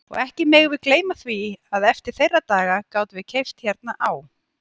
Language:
Icelandic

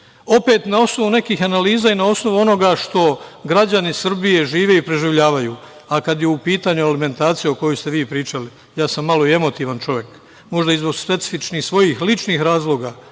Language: Serbian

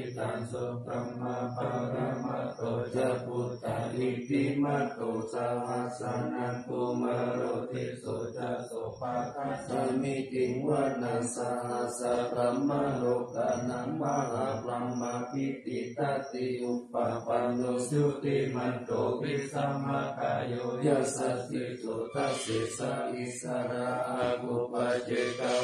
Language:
Thai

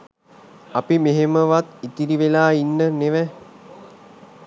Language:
Sinhala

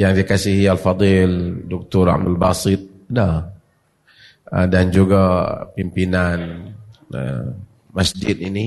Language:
Malay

